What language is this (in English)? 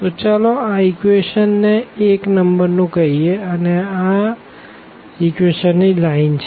Gujarati